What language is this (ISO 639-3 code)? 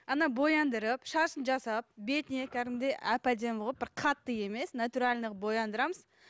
kaz